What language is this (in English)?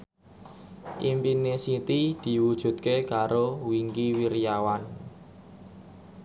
Javanese